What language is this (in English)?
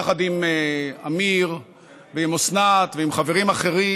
Hebrew